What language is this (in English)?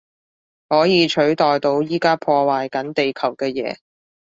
Cantonese